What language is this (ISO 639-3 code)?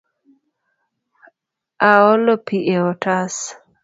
luo